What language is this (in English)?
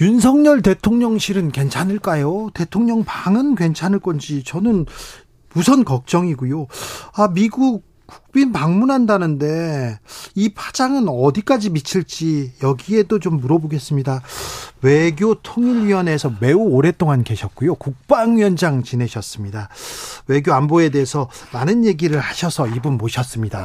Korean